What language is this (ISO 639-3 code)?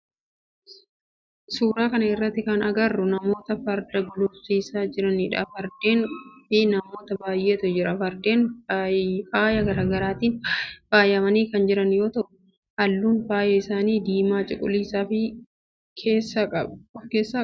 orm